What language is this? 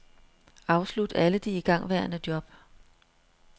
Danish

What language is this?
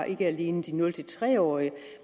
Danish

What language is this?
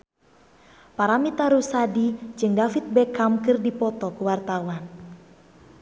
Sundanese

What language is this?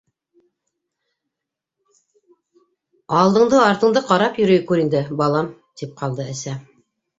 Bashkir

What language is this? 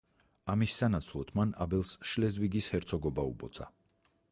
Georgian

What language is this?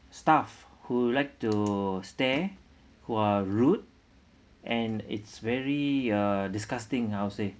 English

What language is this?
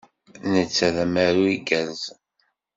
Kabyle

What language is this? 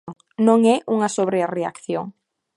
Galician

